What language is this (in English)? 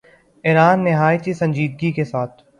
Urdu